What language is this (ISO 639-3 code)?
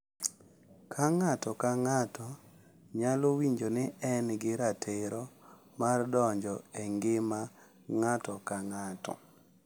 luo